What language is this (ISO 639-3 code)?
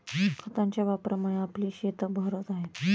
mar